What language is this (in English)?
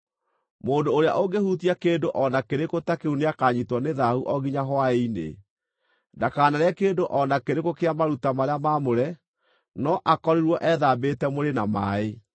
Kikuyu